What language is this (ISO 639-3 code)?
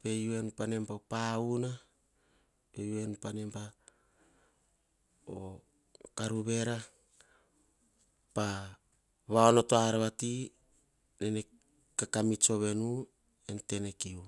hah